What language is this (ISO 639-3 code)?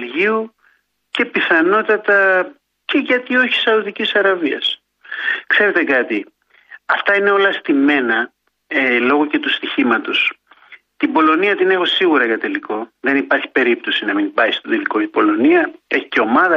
ell